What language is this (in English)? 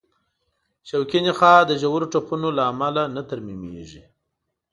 Pashto